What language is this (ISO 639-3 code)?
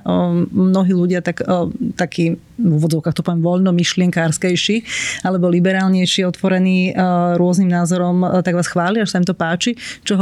slk